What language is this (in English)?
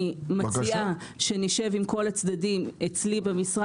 Hebrew